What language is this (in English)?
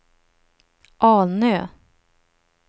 Swedish